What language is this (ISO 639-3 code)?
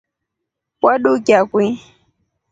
rof